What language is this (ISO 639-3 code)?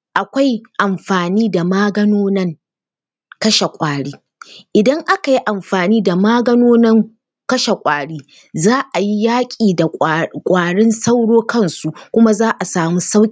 hau